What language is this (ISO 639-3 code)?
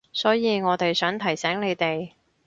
yue